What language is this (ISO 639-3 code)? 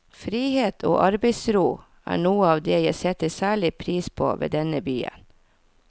nor